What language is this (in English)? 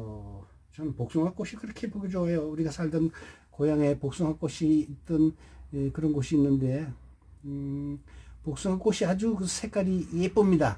Korean